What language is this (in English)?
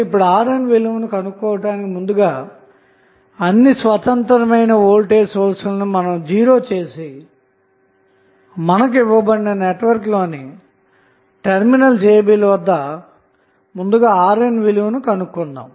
Telugu